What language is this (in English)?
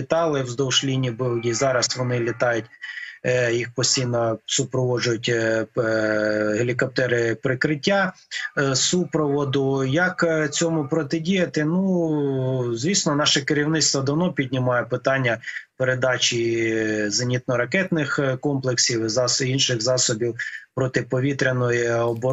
Ukrainian